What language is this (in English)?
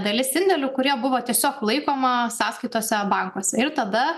Lithuanian